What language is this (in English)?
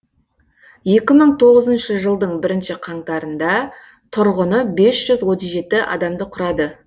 Kazakh